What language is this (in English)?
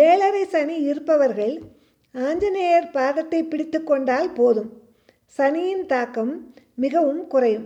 Tamil